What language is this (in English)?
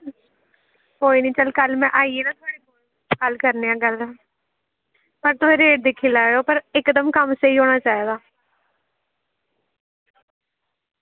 Dogri